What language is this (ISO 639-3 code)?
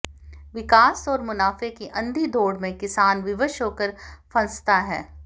hin